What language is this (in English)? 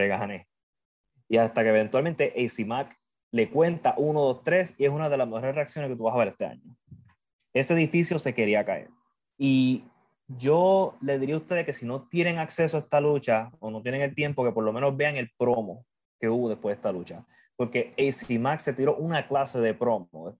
Spanish